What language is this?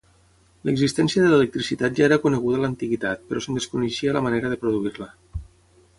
Catalan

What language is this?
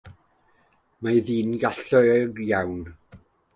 Welsh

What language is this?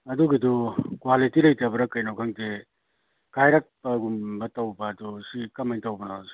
Manipuri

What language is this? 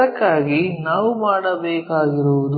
Kannada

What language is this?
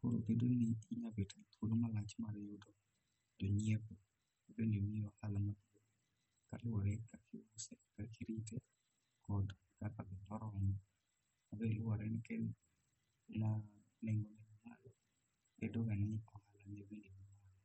Luo (Kenya and Tanzania)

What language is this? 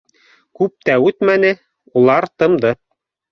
Bashkir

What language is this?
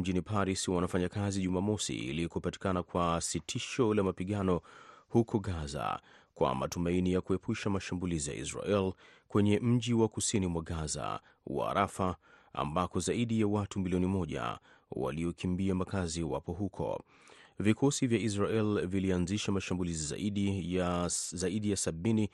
Swahili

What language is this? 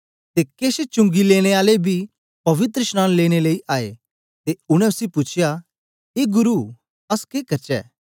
Dogri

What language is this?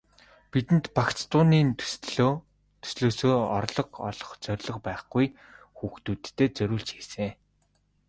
Mongolian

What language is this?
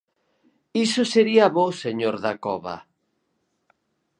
Galician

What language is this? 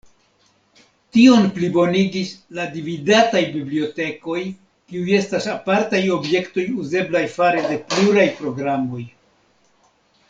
Esperanto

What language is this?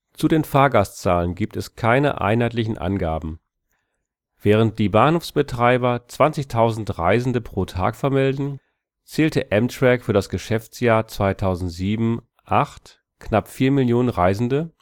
German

